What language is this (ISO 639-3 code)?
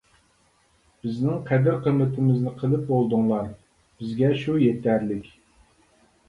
uig